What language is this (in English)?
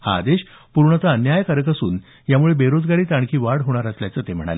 Marathi